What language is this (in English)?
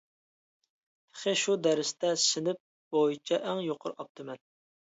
Uyghur